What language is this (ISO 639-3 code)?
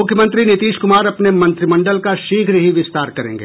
hin